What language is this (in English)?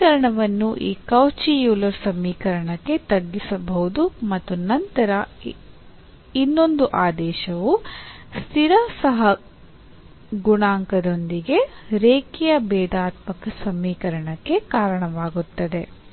Kannada